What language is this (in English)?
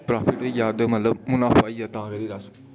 Dogri